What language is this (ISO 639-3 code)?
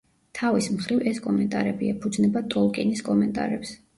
kat